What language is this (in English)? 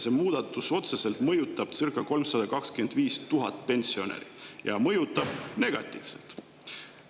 Estonian